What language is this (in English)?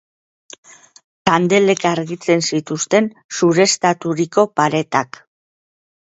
Basque